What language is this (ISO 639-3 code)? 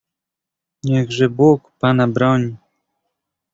pol